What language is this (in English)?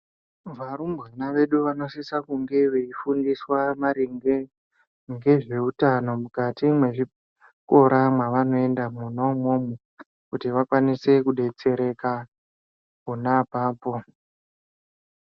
Ndau